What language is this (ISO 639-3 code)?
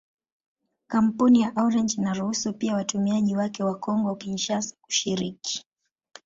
swa